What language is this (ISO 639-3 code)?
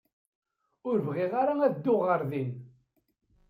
kab